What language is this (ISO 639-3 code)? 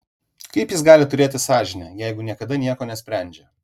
lit